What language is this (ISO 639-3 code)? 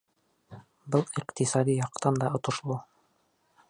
bak